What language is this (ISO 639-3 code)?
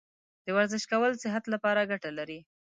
pus